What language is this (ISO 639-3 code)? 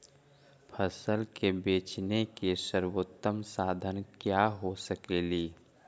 mag